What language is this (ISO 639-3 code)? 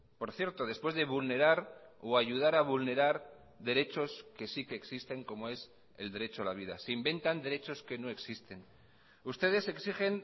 spa